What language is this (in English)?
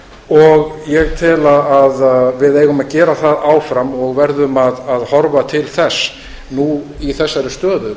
Icelandic